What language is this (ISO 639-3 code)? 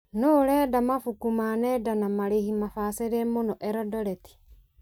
kik